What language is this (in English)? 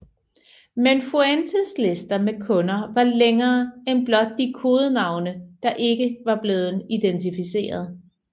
Danish